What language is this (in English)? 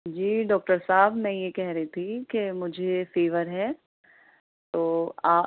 Urdu